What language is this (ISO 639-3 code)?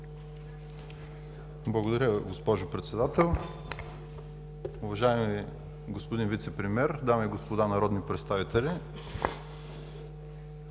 bul